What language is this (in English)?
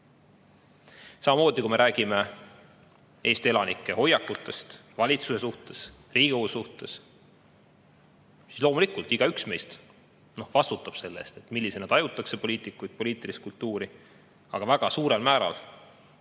Estonian